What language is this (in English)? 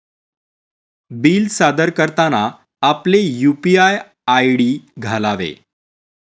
Marathi